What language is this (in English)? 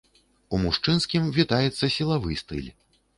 Belarusian